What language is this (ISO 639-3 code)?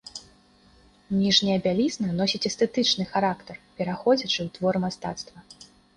bel